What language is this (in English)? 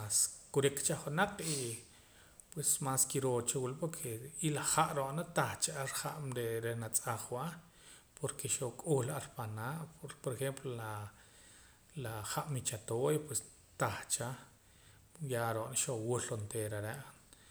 Poqomam